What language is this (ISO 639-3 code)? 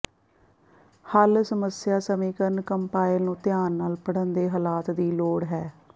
pan